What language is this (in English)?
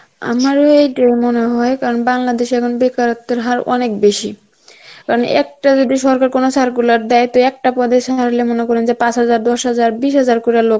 Bangla